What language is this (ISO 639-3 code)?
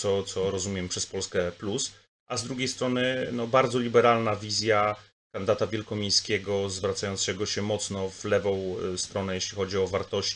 pol